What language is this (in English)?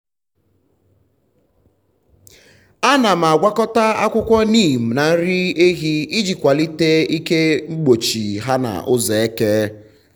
Igbo